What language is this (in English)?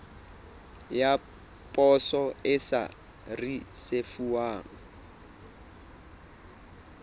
Southern Sotho